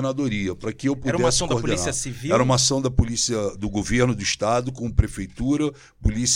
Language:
Portuguese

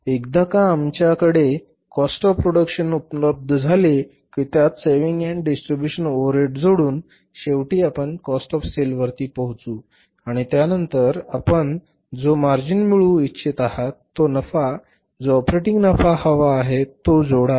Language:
Marathi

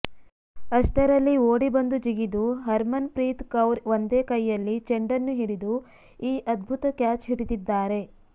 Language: Kannada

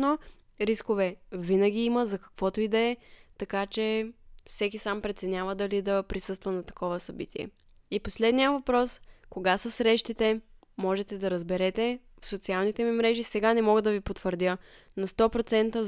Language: Bulgarian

